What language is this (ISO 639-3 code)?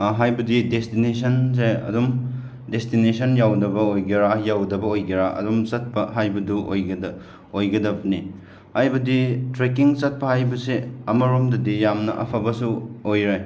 mni